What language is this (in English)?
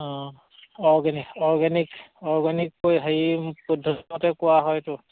Assamese